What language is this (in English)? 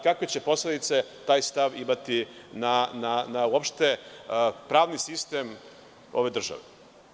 Serbian